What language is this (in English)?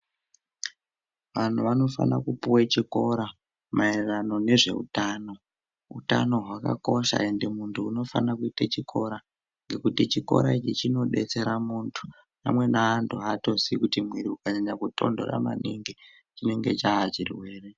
Ndau